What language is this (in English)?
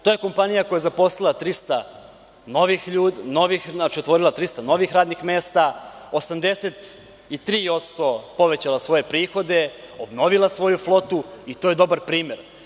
Serbian